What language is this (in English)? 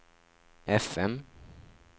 Norwegian